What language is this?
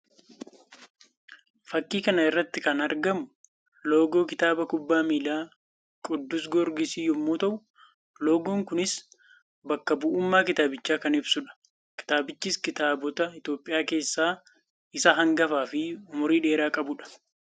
Oromo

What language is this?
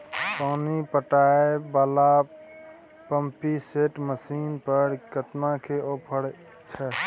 Maithili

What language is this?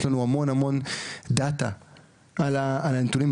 Hebrew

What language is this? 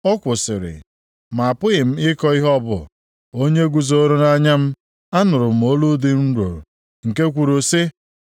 Igbo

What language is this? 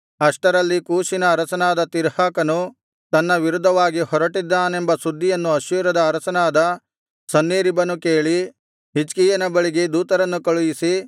Kannada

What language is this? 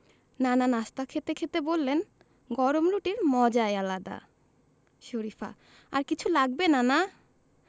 Bangla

